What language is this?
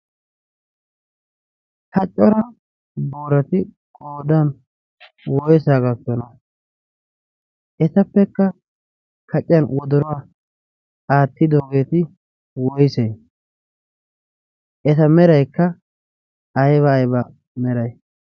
Wolaytta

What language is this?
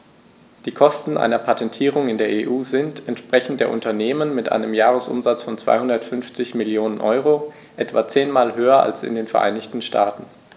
German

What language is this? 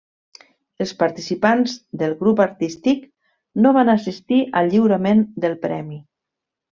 Catalan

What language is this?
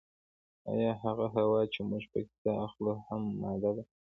Pashto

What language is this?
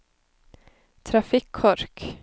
Norwegian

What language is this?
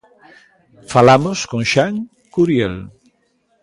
Galician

